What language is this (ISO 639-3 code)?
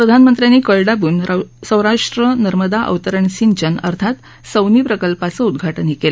mar